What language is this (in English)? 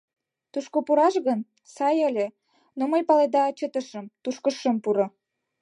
Mari